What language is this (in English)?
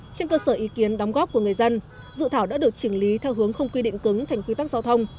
Vietnamese